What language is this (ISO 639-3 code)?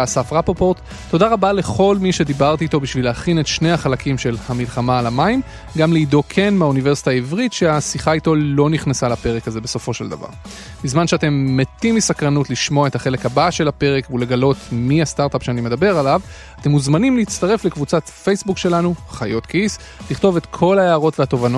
heb